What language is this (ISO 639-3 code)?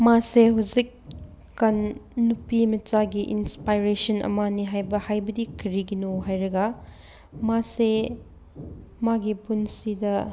mni